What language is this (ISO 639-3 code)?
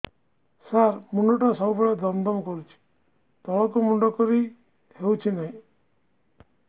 ori